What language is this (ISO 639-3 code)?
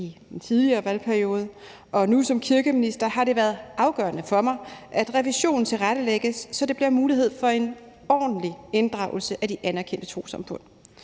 dan